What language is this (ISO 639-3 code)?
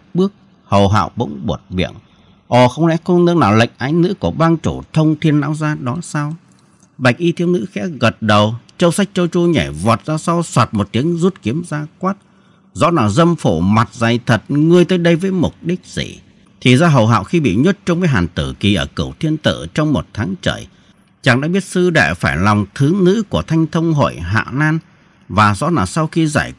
vie